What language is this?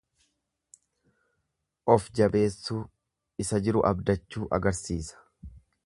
Oromo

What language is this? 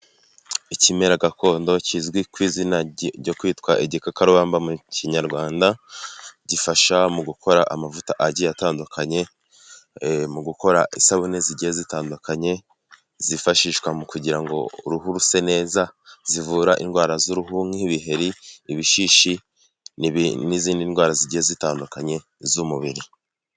Kinyarwanda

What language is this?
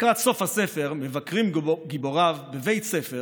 Hebrew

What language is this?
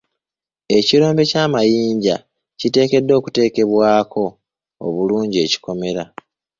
Ganda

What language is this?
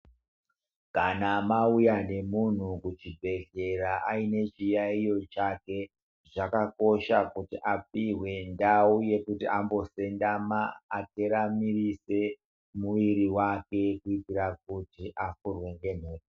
Ndau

